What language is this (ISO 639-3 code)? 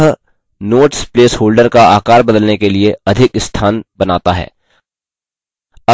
hin